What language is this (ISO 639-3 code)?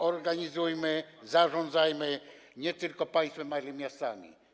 pol